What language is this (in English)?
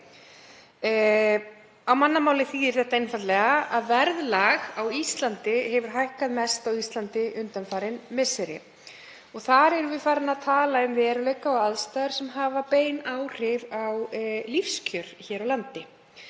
Icelandic